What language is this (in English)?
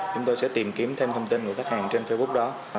Vietnamese